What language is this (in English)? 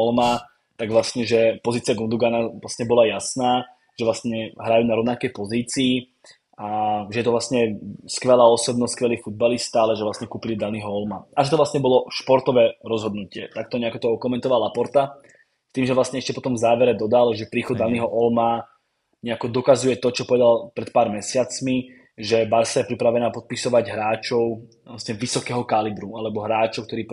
Czech